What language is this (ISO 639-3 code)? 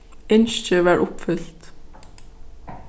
fao